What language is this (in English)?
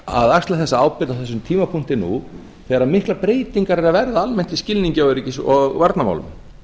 Icelandic